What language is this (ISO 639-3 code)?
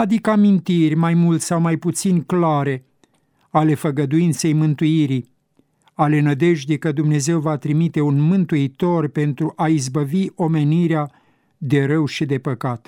ron